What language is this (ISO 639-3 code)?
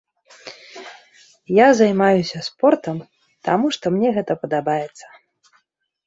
bel